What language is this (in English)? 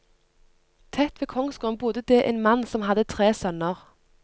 Norwegian